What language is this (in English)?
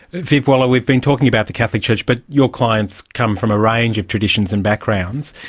English